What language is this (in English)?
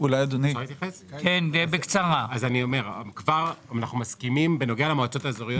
Hebrew